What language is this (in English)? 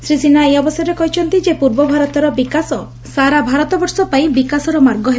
Odia